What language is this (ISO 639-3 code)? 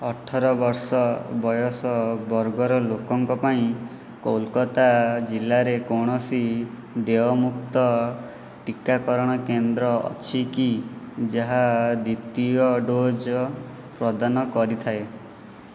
ori